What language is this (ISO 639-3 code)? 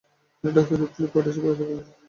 ben